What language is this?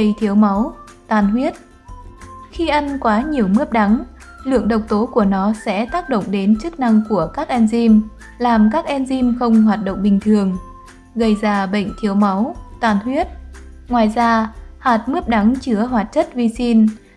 Vietnamese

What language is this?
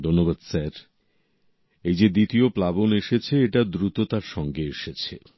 Bangla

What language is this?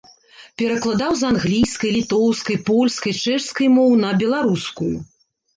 Belarusian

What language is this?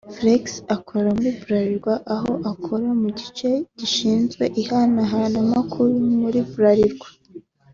Kinyarwanda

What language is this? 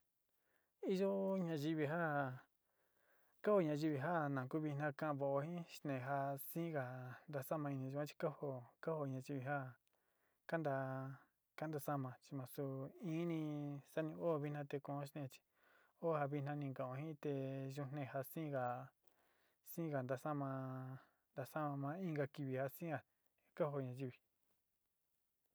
Sinicahua Mixtec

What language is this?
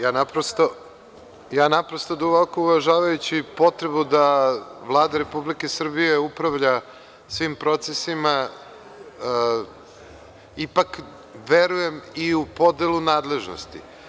Serbian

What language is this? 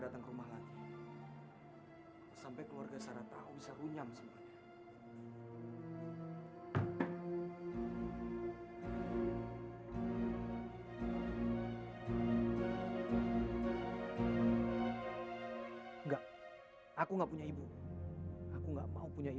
Indonesian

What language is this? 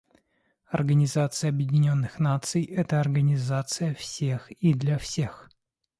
Russian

